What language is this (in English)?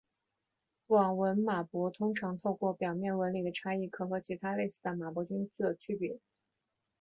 Chinese